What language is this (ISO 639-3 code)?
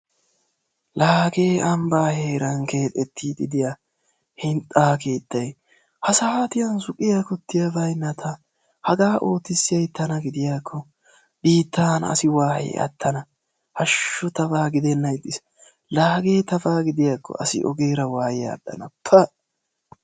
wal